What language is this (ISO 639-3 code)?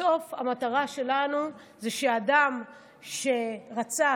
heb